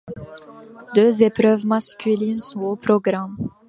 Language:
French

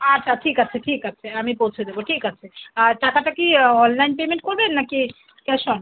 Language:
Bangla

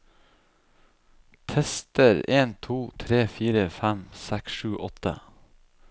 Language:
Norwegian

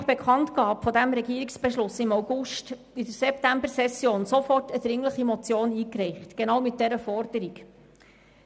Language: Swiss German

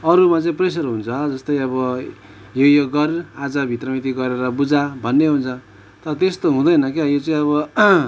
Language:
Nepali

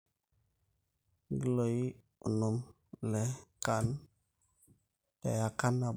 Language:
Masai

